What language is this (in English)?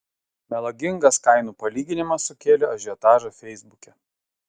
Lithuanian